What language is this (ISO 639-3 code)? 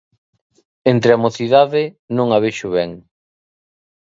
glg